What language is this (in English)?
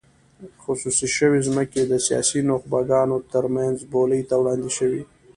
Pashto